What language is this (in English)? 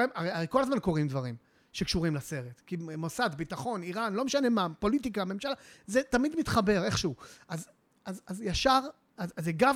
Hebrew